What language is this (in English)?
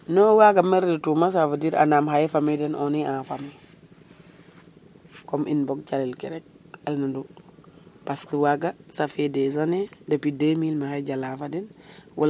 Serer